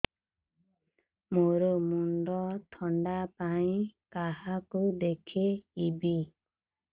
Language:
Odia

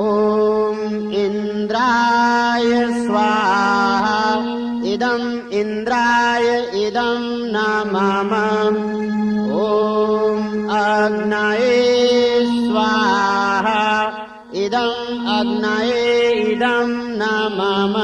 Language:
Romanian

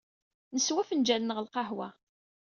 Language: Kabyle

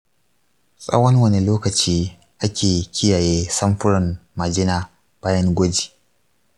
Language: Hausa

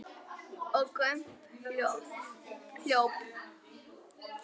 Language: Icelandic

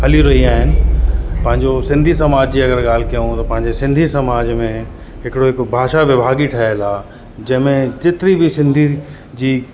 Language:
Sindhi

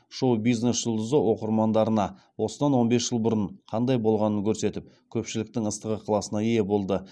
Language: Kazakh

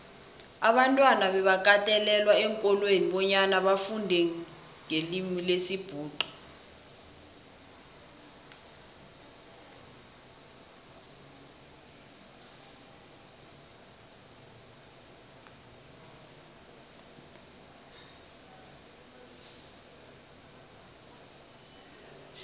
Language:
South Ndebele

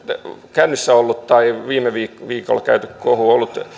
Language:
Finnish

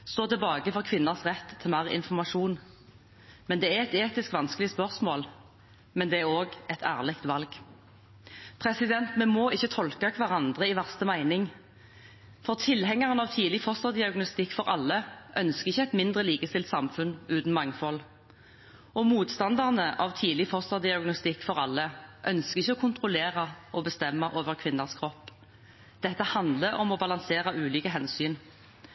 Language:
Norwegian Bokmål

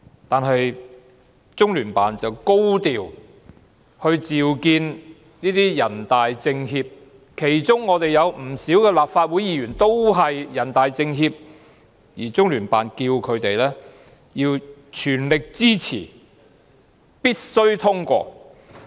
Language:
Cantonese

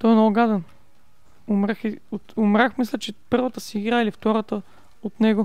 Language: Bulgarian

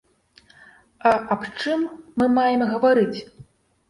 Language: Belarusian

